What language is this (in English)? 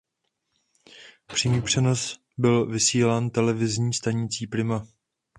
Czech